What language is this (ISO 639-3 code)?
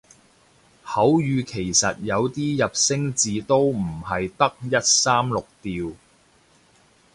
yue